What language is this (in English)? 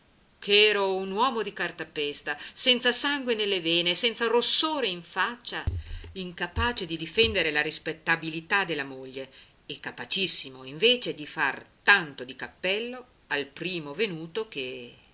Italian